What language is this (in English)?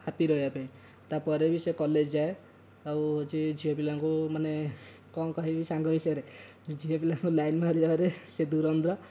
Odia